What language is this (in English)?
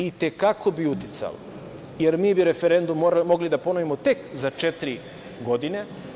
Serbian